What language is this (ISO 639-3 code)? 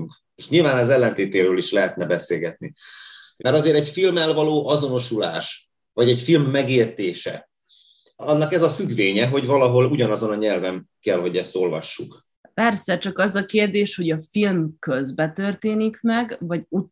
hun